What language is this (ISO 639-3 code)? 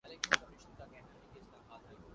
urd